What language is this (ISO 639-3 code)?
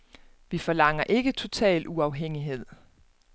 dan